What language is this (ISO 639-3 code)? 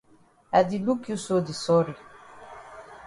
wes